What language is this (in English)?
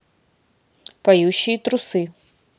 Russian